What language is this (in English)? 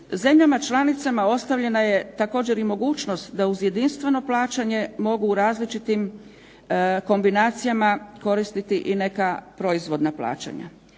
Croatian